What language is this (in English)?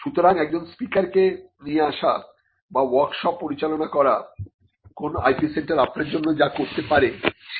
Bangla